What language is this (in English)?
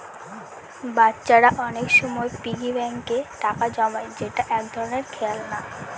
Bangla